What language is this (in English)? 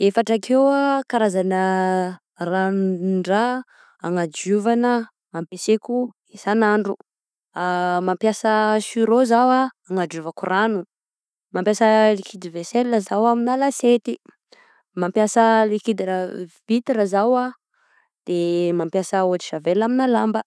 Southern Betsimisaraka Malagasy